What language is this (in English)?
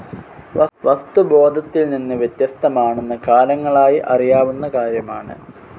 Malayalam